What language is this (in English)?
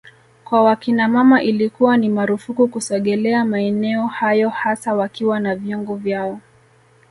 Swahili